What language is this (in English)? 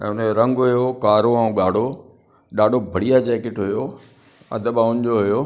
Sindhi